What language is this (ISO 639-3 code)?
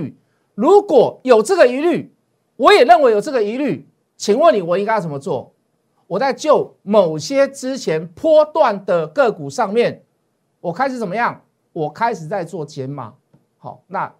zho